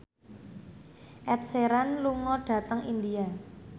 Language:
Javanese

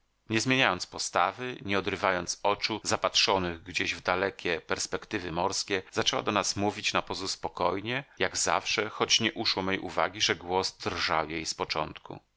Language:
Polish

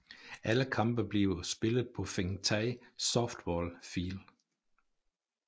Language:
Danish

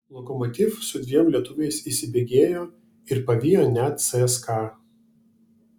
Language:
Lithuanian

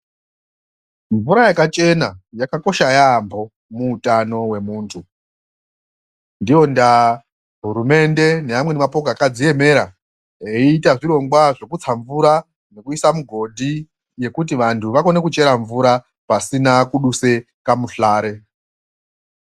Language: Ndau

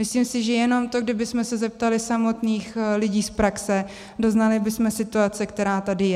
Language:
Czech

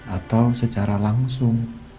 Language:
Indonesian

